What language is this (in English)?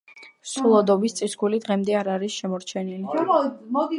Georgian